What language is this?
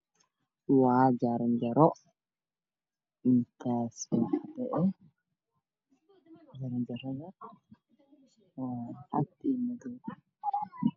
Somali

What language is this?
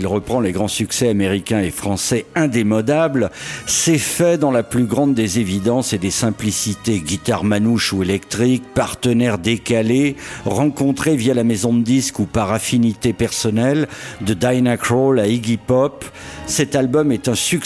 French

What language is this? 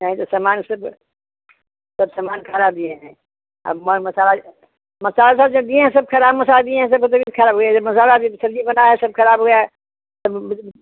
Hindi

